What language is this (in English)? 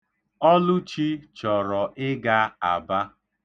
Igbo